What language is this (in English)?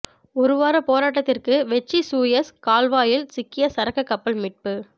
Tamil